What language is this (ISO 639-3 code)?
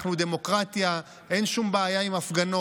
heb